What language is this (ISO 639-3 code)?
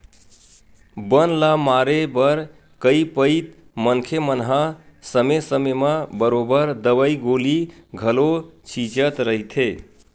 hne